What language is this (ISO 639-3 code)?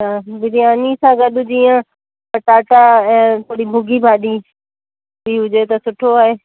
snd